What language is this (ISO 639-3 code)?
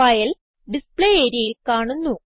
mal